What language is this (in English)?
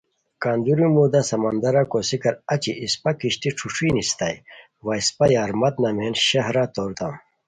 Khowar